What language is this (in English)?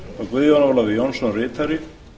Icelandic